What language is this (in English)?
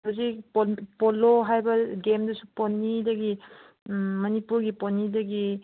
Manipuri